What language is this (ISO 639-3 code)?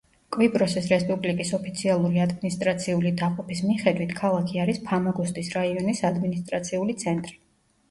kat